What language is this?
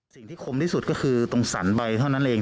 Thai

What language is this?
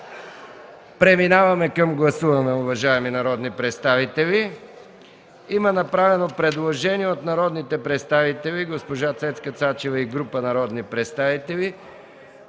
Bulgarian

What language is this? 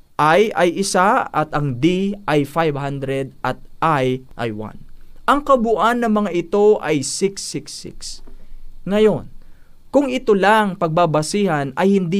Filipino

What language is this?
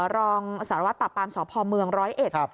Thai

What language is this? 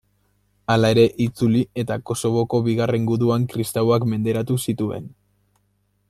Basque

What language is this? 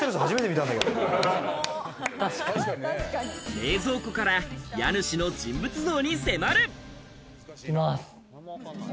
Japanese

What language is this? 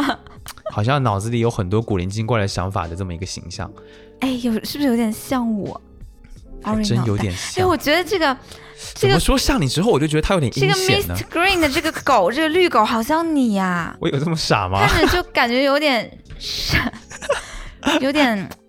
Chinese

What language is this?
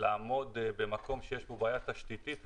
Hebrew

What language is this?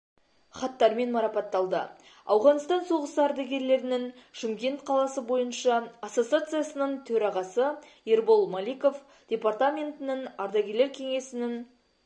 Kazakh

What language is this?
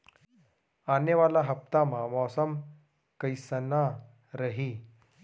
Chhattisgarhi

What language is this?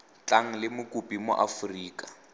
Tswana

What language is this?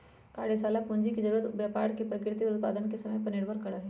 Magahi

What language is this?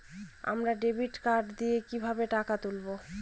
Bangla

